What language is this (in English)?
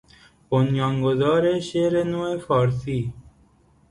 Persian